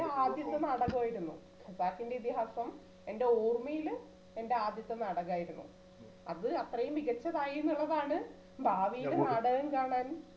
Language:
Malayalam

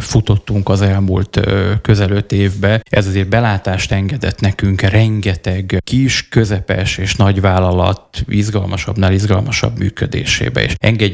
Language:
Hungarian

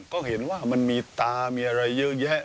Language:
Thai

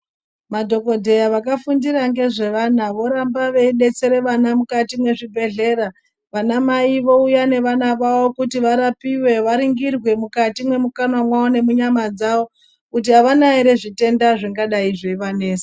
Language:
Ndau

